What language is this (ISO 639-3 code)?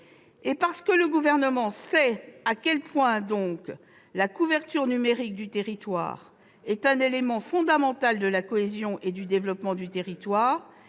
fra